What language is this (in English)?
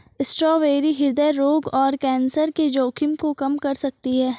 Hindi